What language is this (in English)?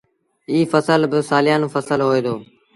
Sindhi Bhil